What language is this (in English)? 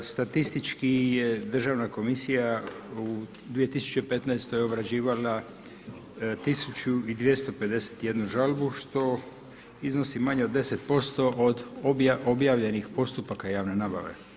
Croatian